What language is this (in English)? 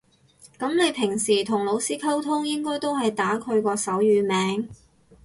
Cantonese